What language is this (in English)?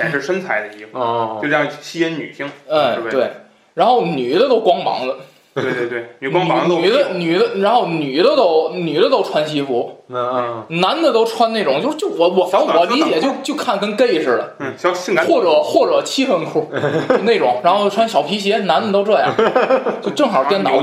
Chinese